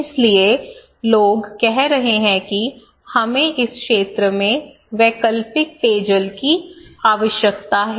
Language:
Hindi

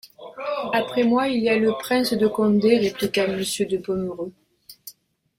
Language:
French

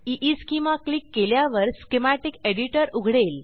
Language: Marathi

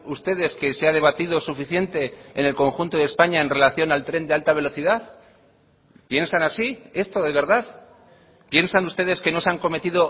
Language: Spanish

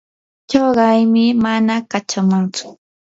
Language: Yanahuanca Pasco Quechua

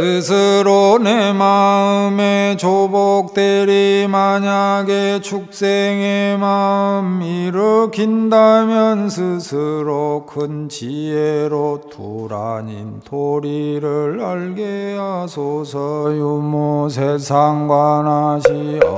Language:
Korean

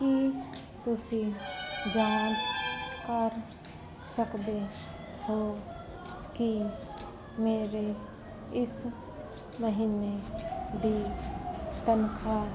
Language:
Punjabi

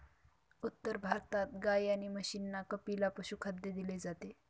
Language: Marathi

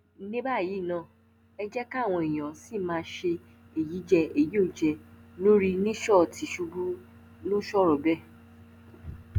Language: Yoruba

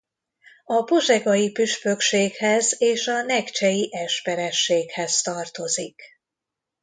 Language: Hungarian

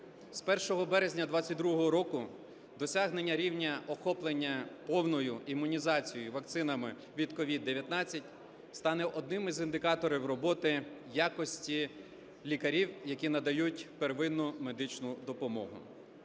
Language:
Ukrainian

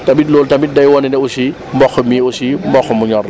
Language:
Wolof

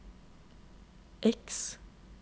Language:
Norwegian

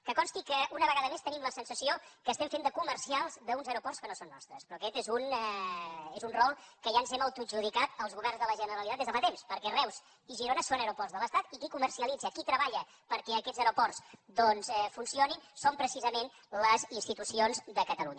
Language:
Catalan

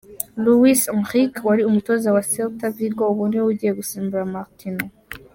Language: Kinyarwanda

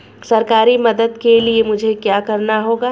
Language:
Hindi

